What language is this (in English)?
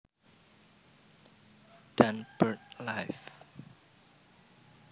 Javanese